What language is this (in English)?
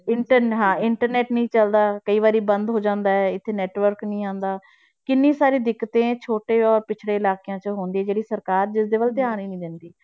Punjabi